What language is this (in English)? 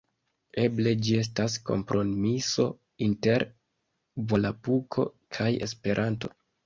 Esperanto